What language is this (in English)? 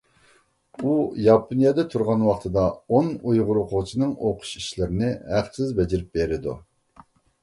Uyghur